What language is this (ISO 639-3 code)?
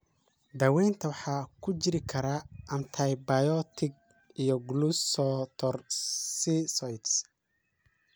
som